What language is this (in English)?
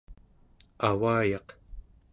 Central Yupik